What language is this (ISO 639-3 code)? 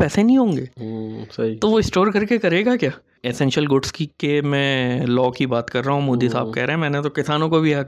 urd